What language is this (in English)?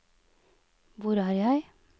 Norwegian